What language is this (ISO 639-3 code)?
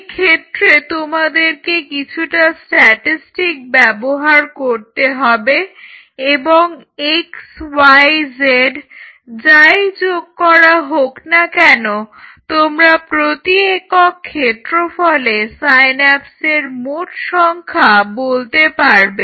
ben